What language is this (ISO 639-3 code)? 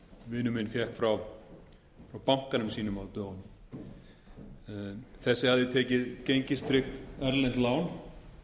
isl